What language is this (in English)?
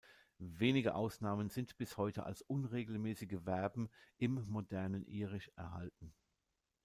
German